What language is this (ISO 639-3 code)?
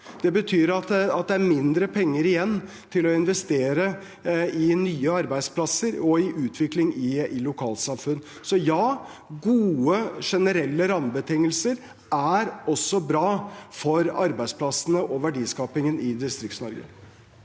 nor